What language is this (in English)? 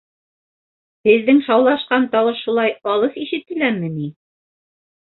Bashkir